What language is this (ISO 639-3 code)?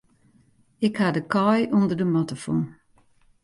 fry